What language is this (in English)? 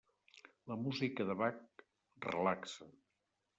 Catalan